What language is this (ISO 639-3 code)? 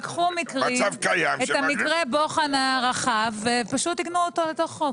heb